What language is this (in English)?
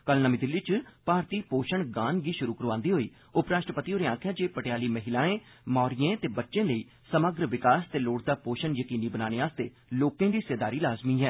Dogri